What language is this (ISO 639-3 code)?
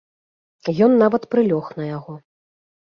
bel